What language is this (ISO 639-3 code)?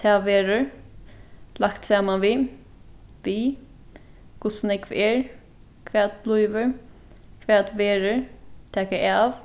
fao